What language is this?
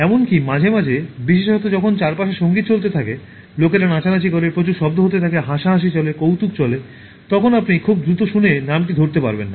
Bangla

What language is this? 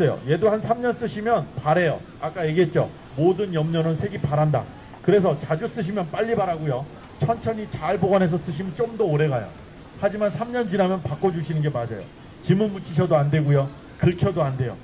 Korean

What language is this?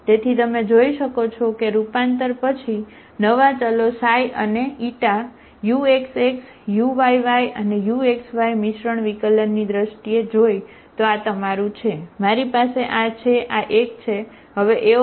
Gujarati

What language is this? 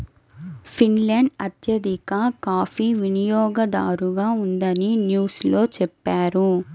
Telugu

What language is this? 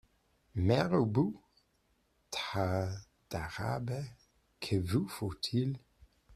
French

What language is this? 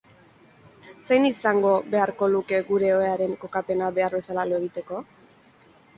Basque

